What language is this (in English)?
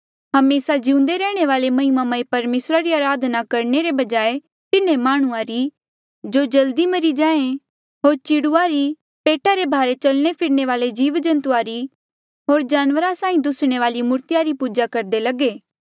Mandeali